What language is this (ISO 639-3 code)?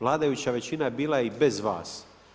hrv